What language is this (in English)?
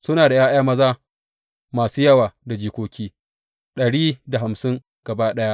Hausa